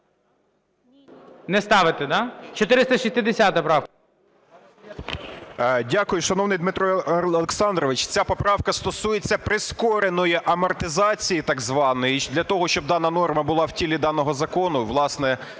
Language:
Ukrainian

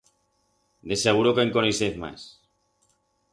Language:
Aragonese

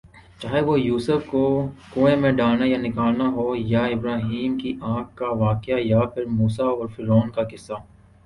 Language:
Urdu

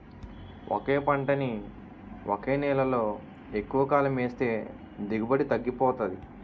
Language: Telugu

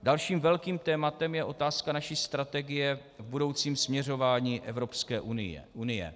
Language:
Czech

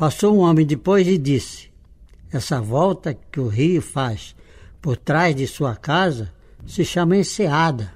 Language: Portuguese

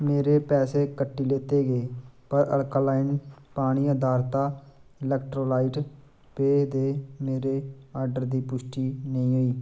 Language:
Dogri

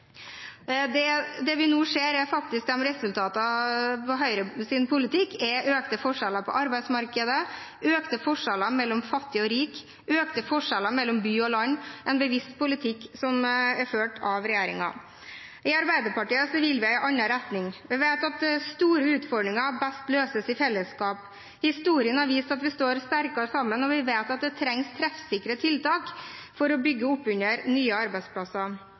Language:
Norwegian Bokmål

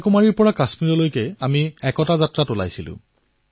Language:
Assamese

